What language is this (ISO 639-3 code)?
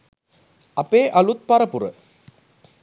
sin